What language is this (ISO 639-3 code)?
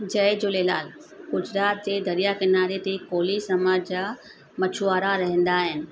snd